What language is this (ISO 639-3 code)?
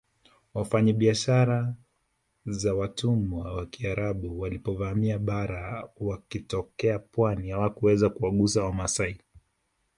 swa